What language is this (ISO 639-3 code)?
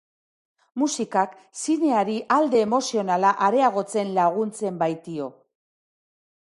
eus